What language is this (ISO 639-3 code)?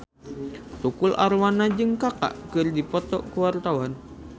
sun